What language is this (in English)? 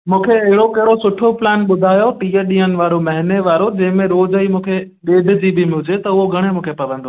Sindhi